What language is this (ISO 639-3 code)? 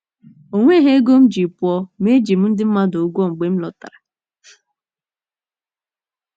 ibo